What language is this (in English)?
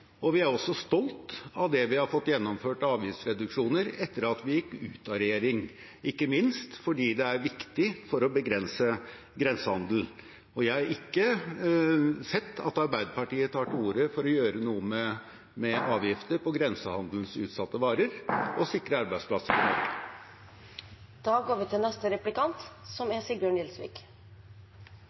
Norwegian Bokmål